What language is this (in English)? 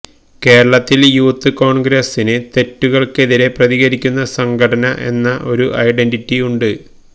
Malayalam